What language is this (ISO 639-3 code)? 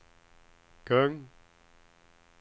swe